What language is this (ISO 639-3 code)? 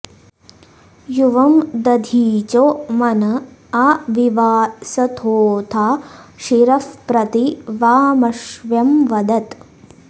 san